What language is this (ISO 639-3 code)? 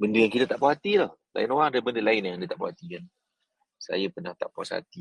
msa